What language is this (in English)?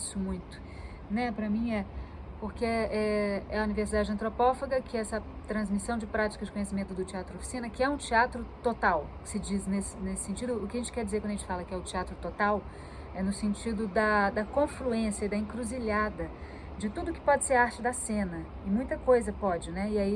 Portuguese